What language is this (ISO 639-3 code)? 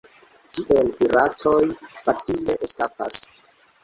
epo